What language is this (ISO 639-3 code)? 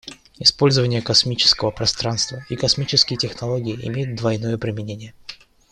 rus